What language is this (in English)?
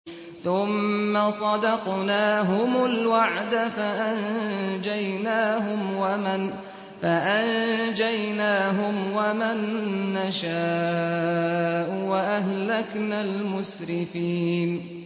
Arabic